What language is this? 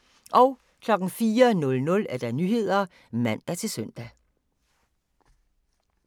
Danish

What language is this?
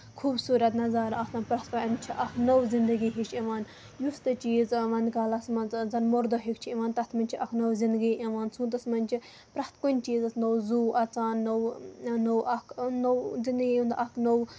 Kashmiri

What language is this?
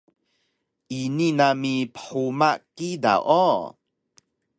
Taroko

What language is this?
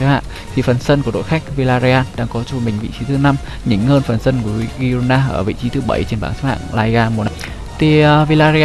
Vietnamese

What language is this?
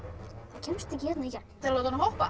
Icelandic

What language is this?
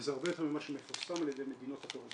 Hebrew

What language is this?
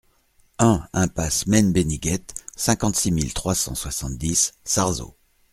French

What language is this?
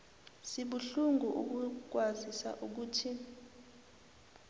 South Ndebele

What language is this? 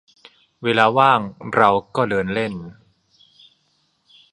Thai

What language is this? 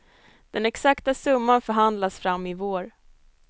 Swedish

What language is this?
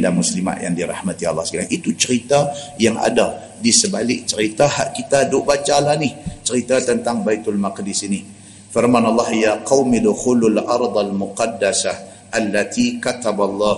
Malay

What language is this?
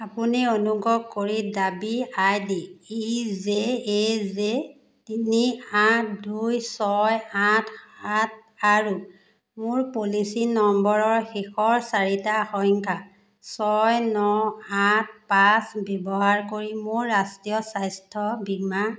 Assamese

